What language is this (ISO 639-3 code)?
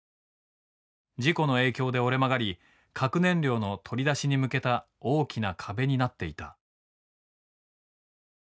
jpn